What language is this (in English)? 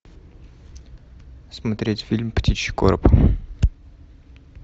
Russian